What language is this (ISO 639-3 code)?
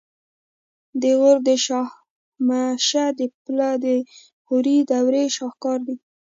pus